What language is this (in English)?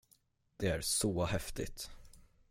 Swedish